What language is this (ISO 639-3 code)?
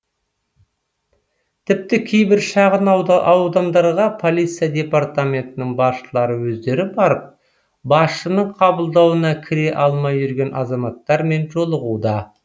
kaz